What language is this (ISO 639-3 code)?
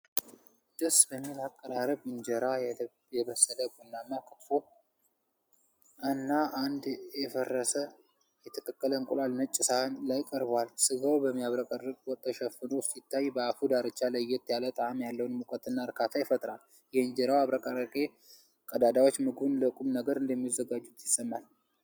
amh